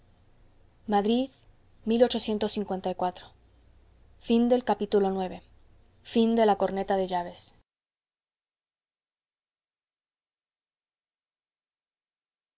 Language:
Spanish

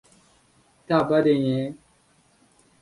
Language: Uzbek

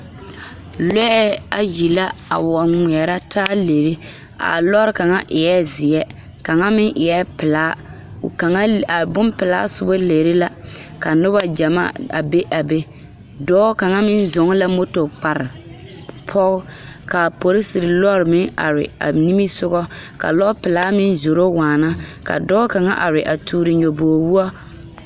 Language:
Southern Dagaare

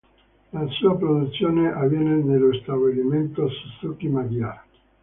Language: Italian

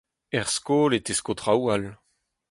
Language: Breton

